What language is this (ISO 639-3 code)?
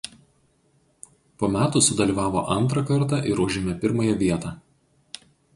lit